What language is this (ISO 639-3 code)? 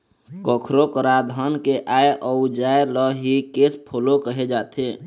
hne